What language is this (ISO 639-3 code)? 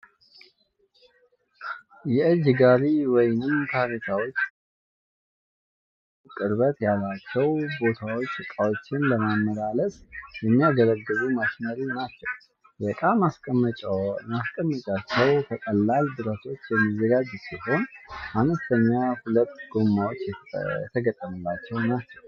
amh